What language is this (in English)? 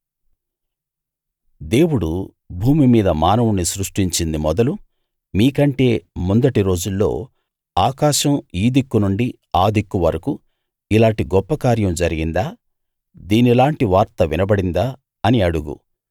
Telugu